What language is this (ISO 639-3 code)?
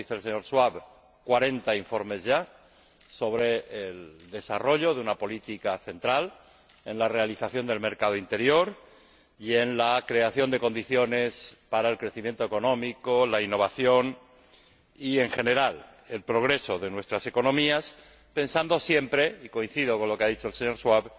spa